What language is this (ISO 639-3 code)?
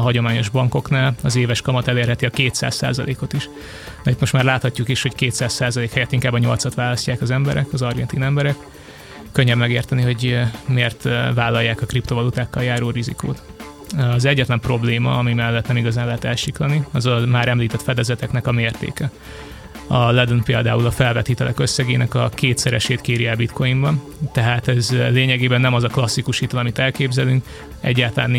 hun